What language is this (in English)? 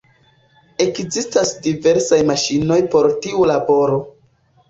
Esperanto